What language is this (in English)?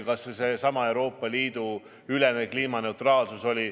Estonian